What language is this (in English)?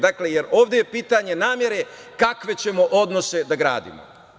Serbian